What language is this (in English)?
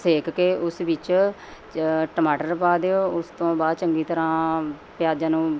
Punjabi